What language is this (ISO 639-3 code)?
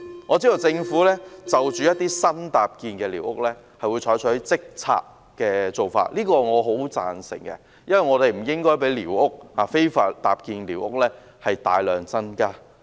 yue